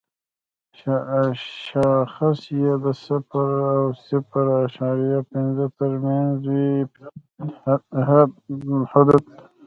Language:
Pashto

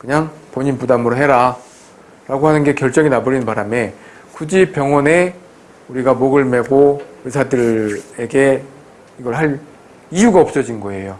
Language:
Korean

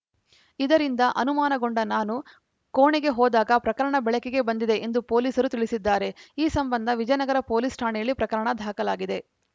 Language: Kannada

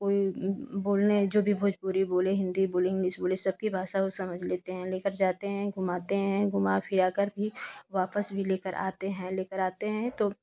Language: Hindi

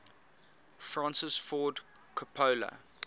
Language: English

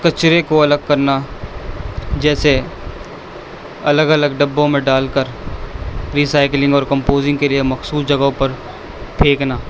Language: Urdu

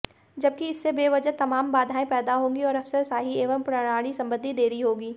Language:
Hindi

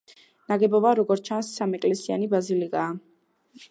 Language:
Georgian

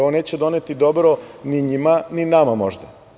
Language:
Serbian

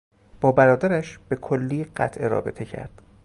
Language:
Persian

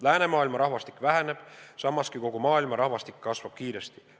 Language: Estonian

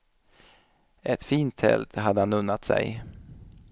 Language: Swedish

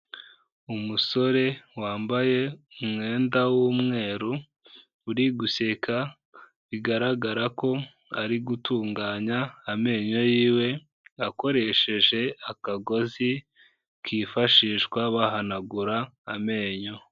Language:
Kinyarwanda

